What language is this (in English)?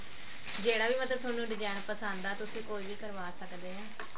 Punjabi